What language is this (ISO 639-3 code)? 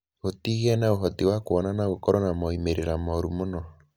kik